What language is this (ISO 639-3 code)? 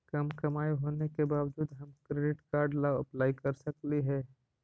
mag